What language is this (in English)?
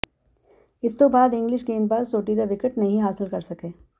Punjabi